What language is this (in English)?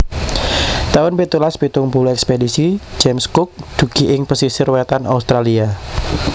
Javanese